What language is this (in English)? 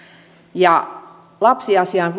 Finnish